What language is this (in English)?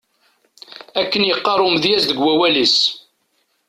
Kabyle